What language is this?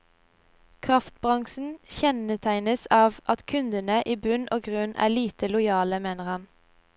Norwegian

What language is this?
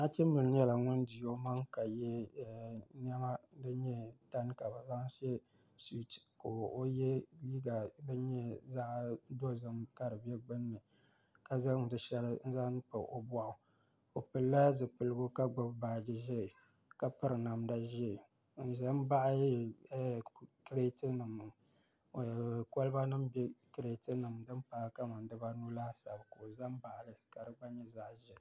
Dagbani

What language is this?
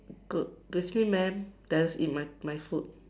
English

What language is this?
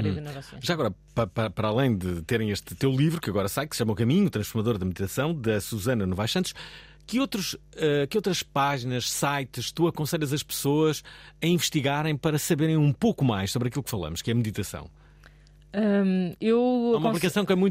Portuguese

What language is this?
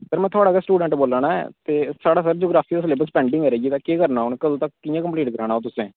Dogri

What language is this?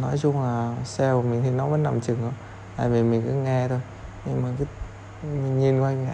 Vietnamese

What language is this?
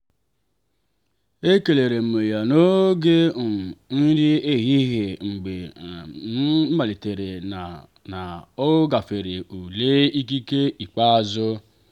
Igbo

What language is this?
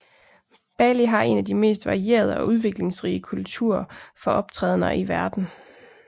Danish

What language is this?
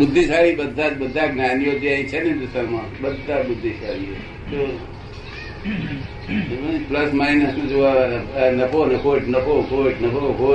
Gujarati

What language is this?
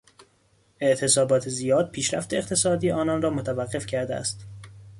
Persian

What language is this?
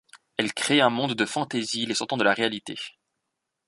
French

